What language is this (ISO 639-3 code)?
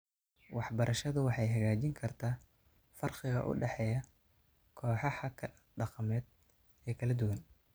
som